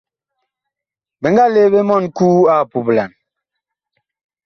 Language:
Bakoko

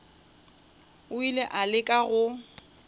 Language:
Northern Sotho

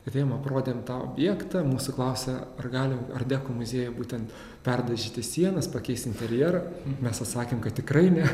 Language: Lithuanian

